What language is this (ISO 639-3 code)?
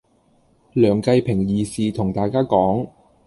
yue